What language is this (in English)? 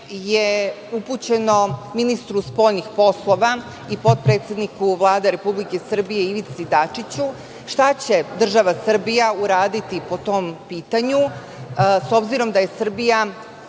Serbian